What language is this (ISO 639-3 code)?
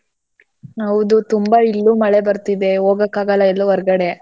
kan